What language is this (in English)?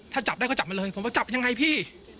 Thai